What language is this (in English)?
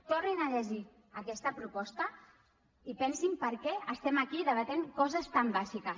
Catalan